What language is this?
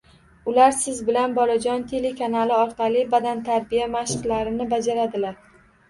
Uzbek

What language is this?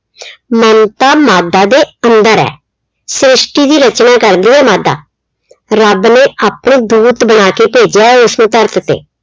Punjabi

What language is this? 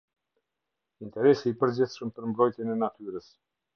Albanian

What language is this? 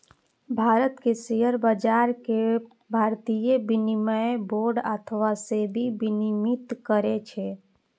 Maithili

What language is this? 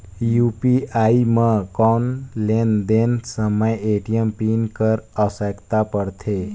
Chhattisgarhi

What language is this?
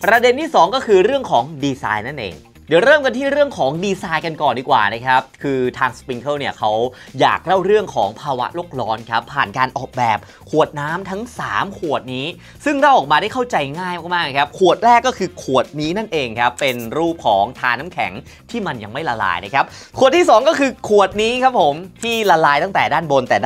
Thai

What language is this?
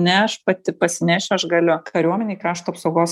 Lithuanian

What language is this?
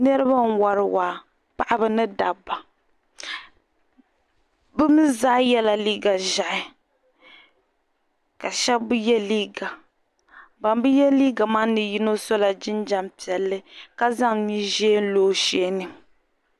Dagbani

